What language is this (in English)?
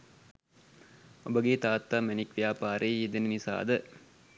Sinhala